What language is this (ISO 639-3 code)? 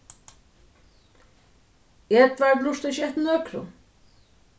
fao